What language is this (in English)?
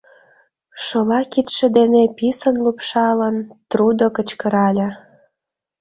Mari